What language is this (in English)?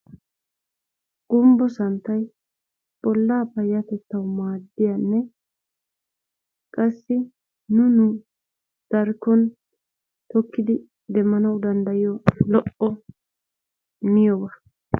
Wolaytta